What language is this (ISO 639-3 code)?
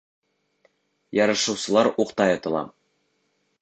bak